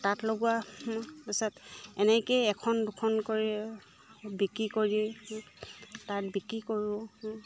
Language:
Assamese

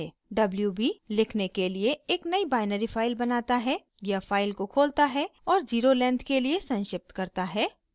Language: Hindi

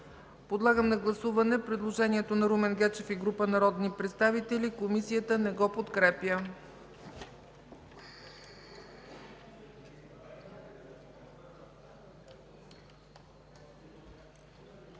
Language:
Bulgarian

